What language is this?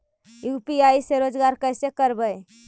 Magahi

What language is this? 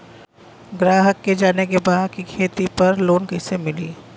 Bhojpuri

